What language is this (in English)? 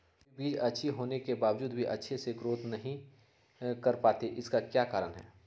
Magahi